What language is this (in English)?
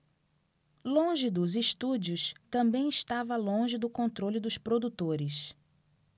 Portuguese